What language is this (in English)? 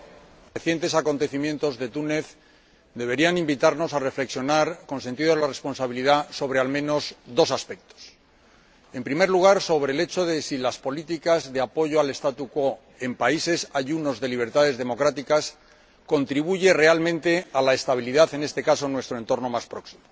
Spanish